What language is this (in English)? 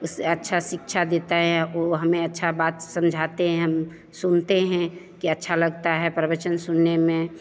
Hindi